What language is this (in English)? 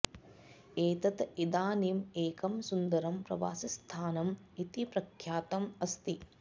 Sanskrit